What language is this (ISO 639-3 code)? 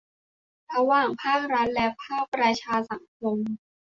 tha